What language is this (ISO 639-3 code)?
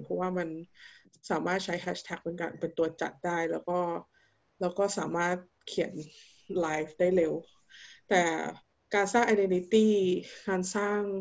tha